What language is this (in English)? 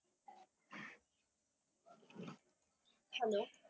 Punjabi